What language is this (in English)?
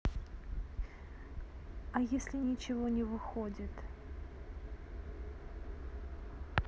Russian